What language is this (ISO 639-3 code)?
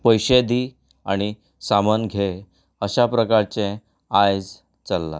kok